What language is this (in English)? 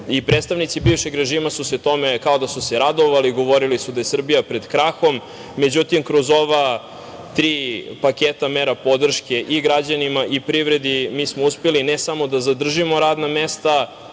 Serbian